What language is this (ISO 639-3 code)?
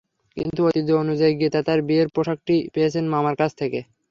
ben